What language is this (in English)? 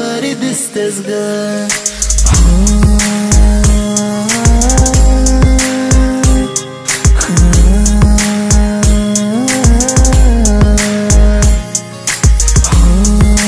Romanian